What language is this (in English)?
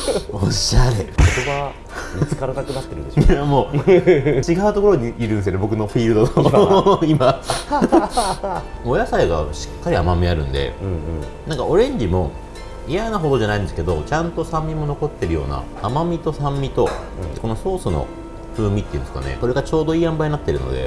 Japanese